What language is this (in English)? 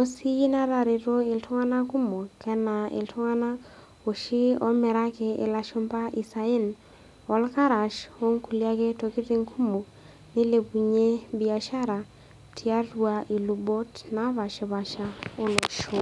Masai